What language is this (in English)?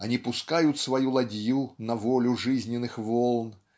Russian